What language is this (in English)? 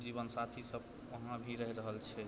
Maithili